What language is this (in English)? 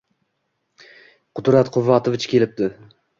Uzbek